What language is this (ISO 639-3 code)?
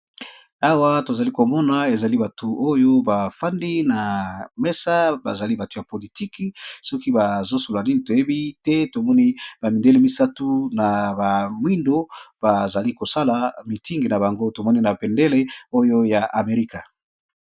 lin